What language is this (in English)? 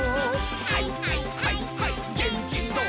Japanese